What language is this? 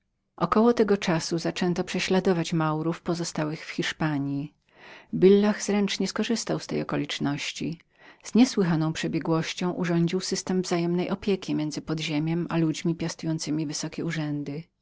Polish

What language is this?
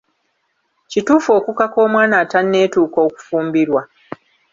Ganda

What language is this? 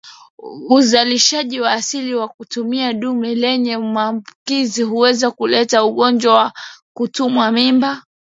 Swahili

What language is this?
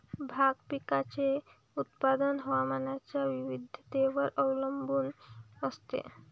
Marathi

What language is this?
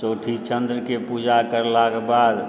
Maithili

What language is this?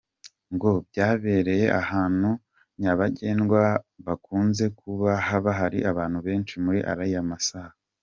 Kinyarwanda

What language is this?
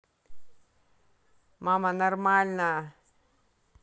Russian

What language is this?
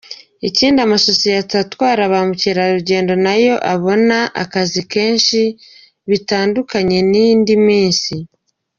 Kinyarwanda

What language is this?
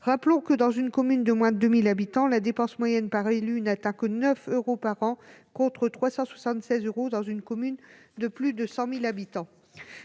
French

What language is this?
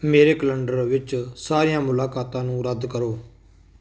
Punjabi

